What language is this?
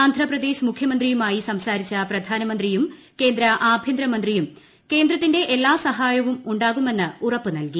Malayalam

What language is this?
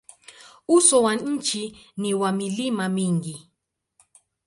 Swahili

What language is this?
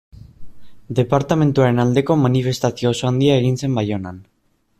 Basque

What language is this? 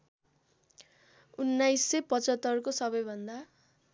Nepali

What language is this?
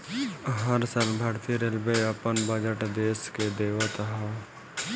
Bhojpuri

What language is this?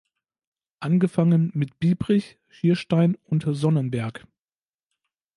German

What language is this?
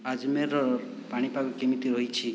Odia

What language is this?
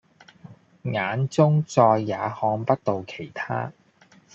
Cantonese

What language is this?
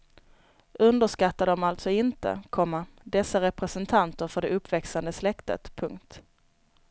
Swedish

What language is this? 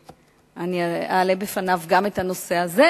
Hebrew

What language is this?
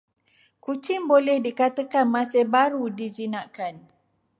Malay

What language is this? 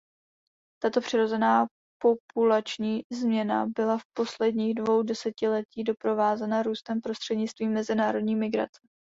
Czech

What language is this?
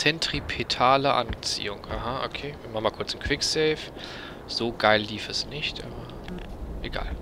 German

